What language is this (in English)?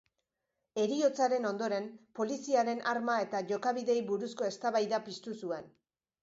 Basque